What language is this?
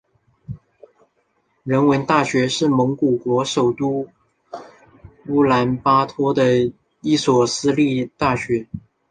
Chinese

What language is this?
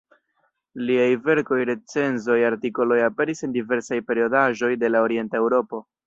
Esperanto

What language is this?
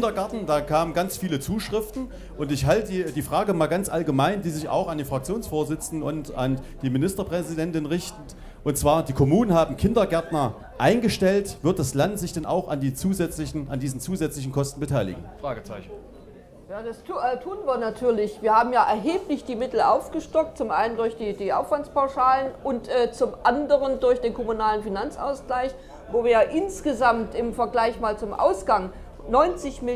German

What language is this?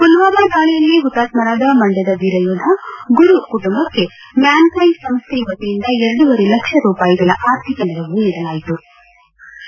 Kannada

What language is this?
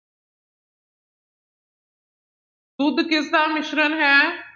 Punjabi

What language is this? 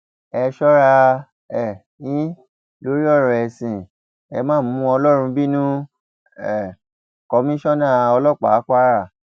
Yoruba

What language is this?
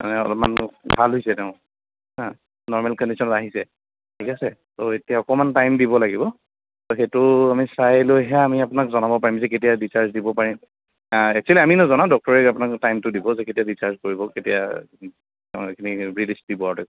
Assamese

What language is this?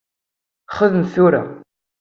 Kabyle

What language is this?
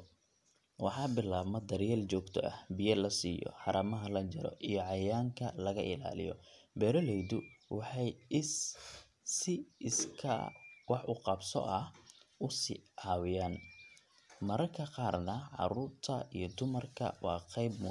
Somali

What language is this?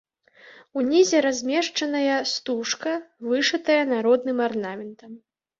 Belarusian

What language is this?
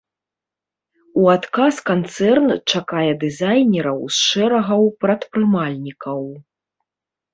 Belarusian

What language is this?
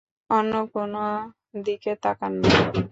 Bangla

